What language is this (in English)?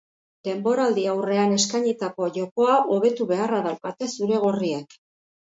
Basque